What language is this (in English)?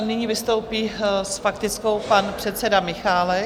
Czech